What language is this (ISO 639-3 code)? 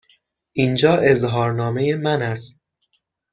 fas